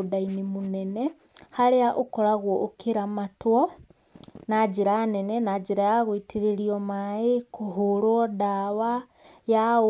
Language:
Kikuyu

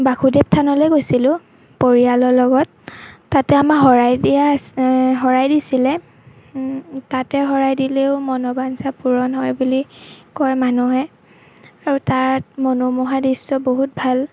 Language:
Assamese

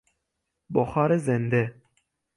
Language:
Persian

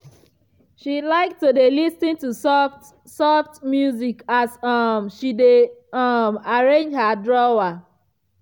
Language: Nigerian Pidgin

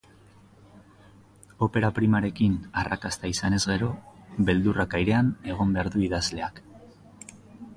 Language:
Basque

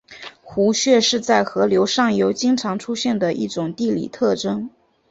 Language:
Chinese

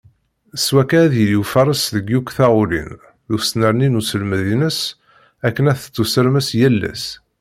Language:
Kabyle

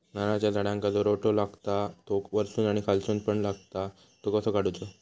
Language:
Marathi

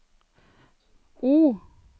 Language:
Norwegian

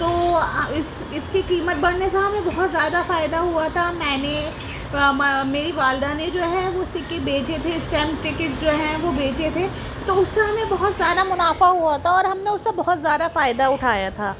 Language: Urdu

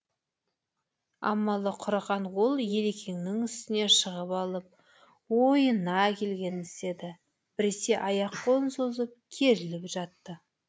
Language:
Kazakh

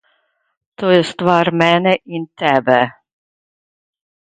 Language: Slovenian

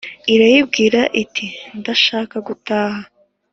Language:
Kinyarwanda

